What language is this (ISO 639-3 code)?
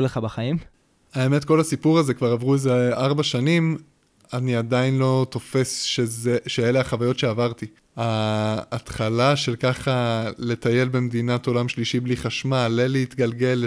heb